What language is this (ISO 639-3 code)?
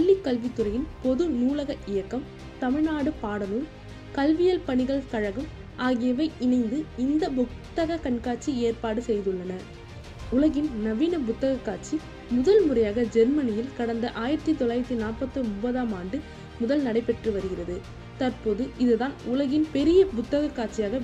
ara